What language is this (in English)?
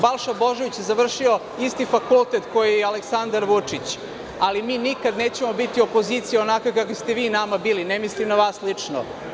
Serbian